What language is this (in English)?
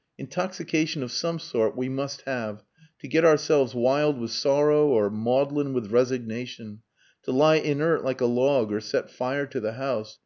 English